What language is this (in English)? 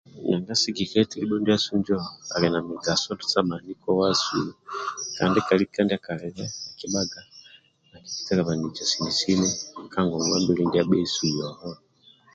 Amba (Uganda)